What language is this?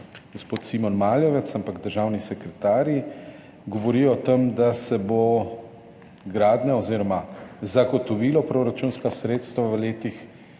Slovenian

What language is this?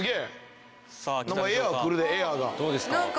Japanese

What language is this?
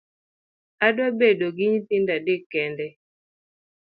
Luo (Kenya and Tanzania)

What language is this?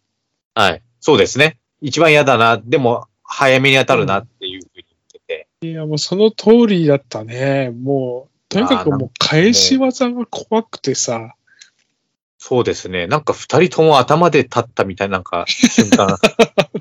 Japanese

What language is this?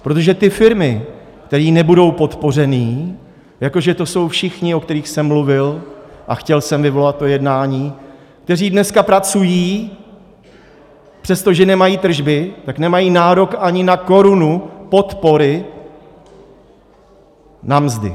Czech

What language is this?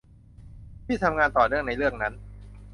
Thai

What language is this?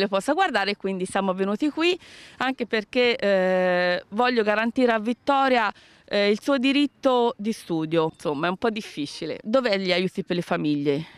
Italian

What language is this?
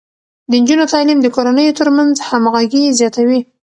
Pashto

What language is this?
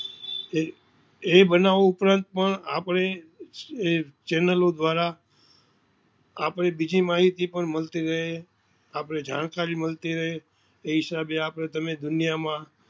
Gujarati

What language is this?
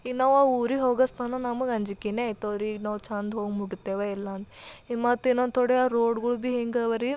Kannada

